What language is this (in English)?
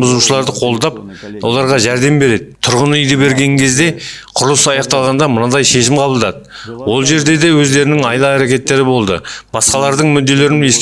Turkish